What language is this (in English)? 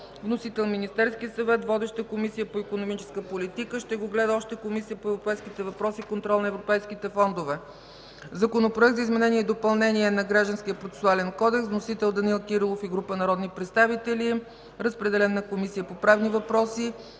Bulgarian